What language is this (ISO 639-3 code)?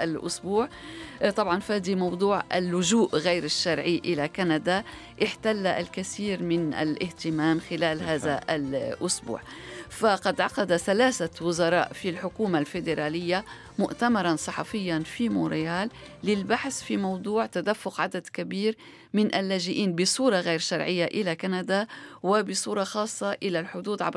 ara